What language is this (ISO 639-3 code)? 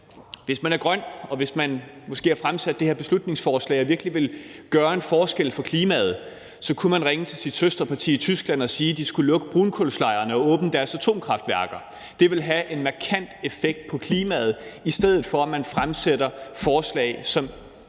dan